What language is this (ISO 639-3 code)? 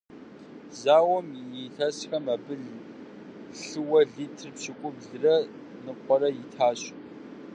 kbd